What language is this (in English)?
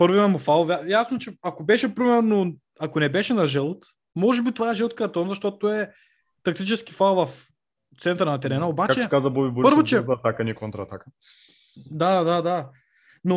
Bulgarian